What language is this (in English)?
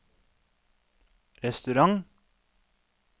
Norwegian